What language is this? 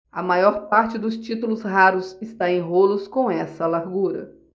Portuguese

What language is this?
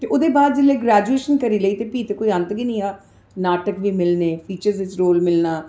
Dogri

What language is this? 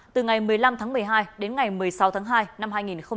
Vietnamese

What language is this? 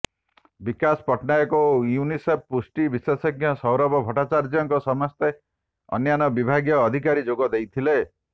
Odia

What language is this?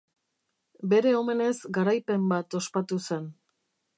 Basque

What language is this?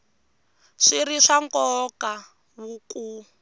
Tsonga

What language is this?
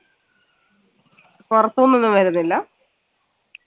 Malayalam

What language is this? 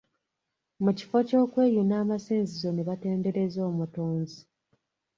Ganda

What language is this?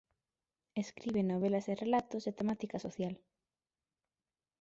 Galician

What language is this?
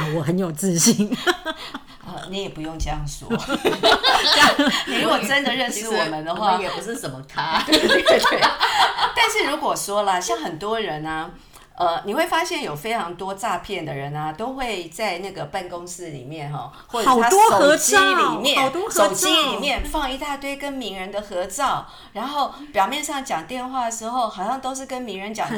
Chinese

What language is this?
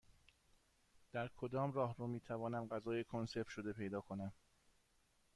Persian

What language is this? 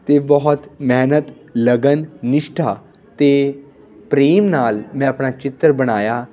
Punjabi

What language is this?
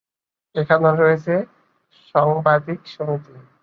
Bangla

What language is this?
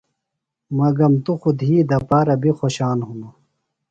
Phalura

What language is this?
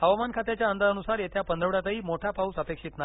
Marathi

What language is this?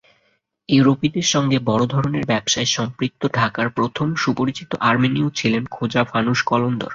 Bangla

